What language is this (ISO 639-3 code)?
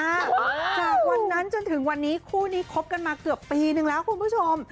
tha